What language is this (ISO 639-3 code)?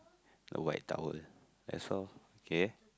eng